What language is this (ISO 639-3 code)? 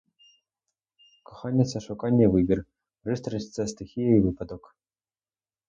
ukr